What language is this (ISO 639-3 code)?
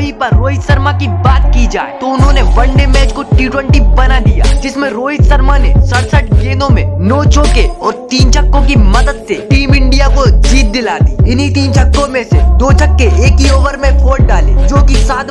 hin